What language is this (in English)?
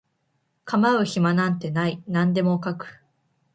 Japanese